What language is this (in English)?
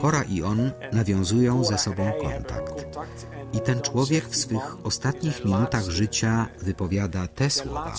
Polish